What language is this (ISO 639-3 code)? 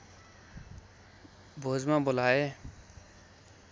nep